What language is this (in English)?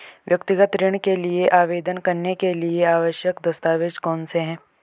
Hindi